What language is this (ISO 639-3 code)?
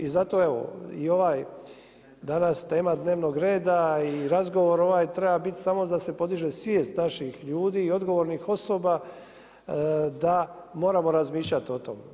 hrv